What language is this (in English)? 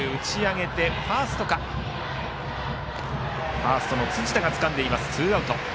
Japanese